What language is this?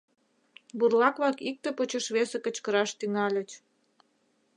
Mari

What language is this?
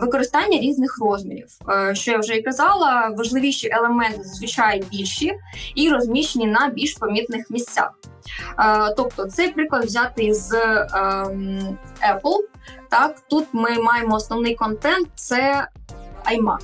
Ukrainian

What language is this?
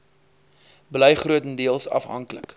Afrikaans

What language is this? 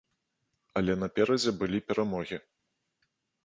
Belarusian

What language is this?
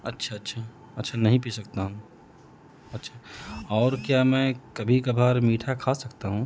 Urdu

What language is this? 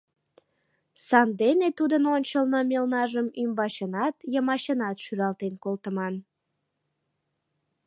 Mari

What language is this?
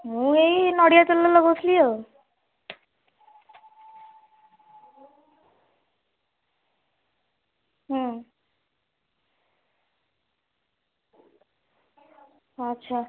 Odia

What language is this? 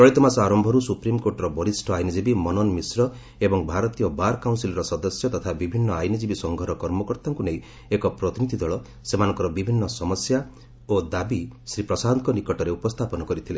Odia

